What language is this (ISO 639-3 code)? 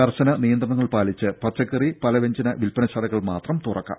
mal